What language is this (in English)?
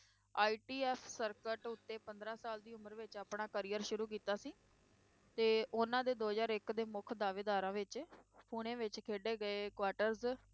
Punjabi